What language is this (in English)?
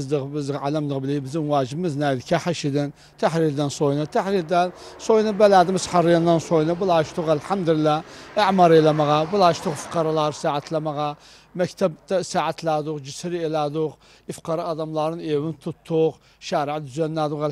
Turkish